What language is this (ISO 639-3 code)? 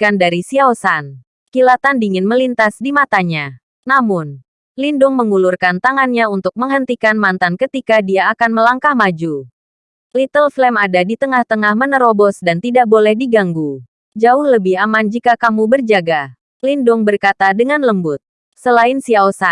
ind